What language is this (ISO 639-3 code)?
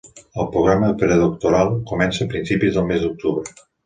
cat